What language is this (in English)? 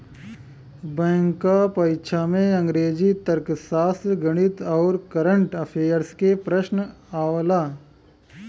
Bhojpuri